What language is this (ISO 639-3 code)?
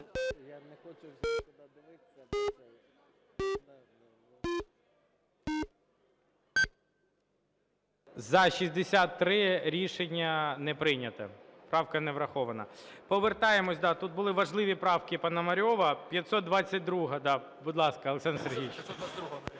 ukr